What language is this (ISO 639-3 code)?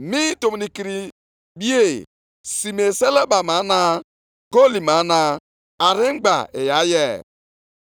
ibo